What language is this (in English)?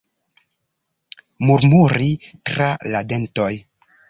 Esperanto